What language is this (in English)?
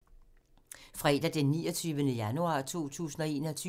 Danish